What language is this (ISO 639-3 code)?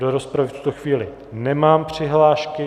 ces